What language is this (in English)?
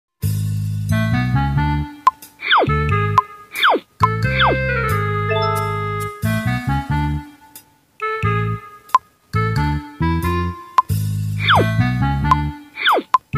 English